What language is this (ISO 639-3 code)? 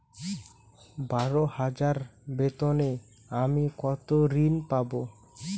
ben